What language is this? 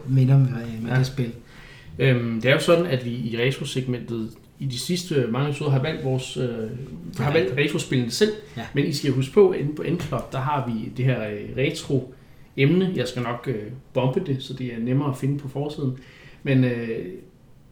Danish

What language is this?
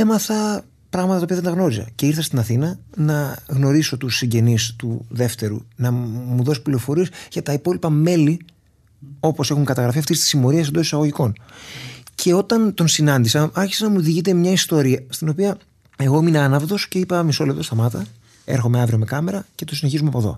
Greek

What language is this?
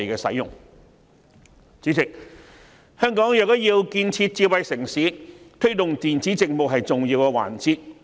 Cantonese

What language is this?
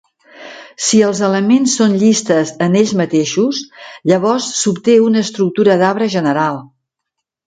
Catalan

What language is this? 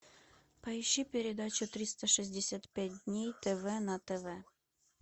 Russian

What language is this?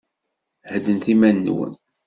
Kabyle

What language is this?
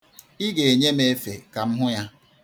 Igbo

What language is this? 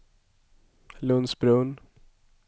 Swedish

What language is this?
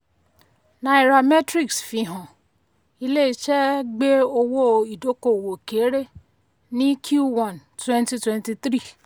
Yoruba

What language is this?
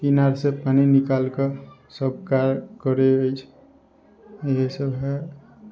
Maithili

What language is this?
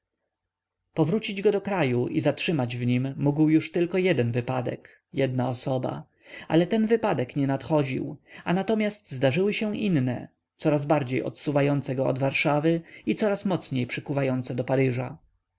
Polish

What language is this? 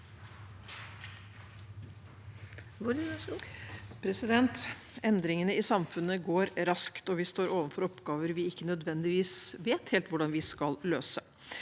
Norwegian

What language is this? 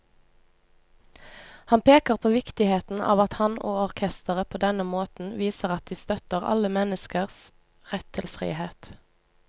Norwegian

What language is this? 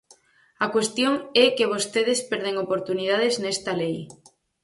Galician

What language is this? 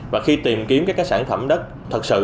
Vietnamese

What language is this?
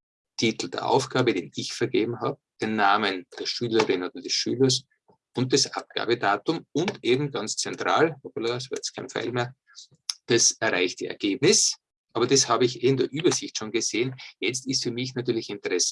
German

